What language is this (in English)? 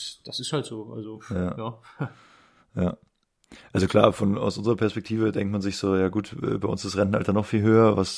German